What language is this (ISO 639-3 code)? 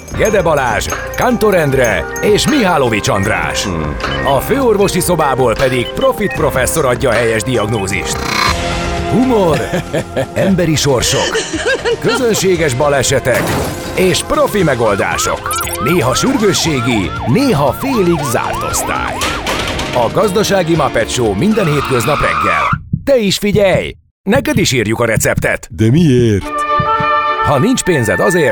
hun